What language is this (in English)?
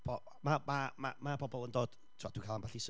Welsh